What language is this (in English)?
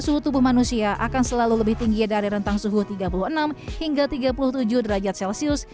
Indonesian